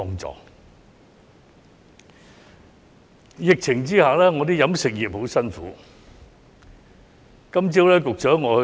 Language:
Cantonese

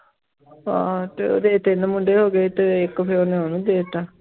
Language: Punjabi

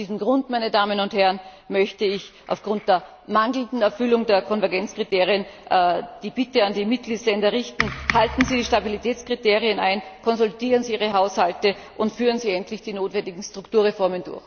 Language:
German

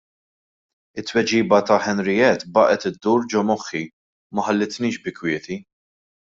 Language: Maltese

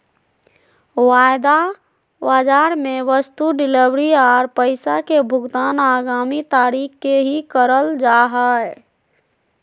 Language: Magahi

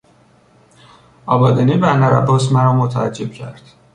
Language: Persian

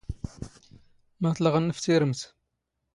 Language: Standard Moroccan Tamazight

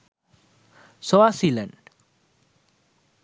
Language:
Sinhala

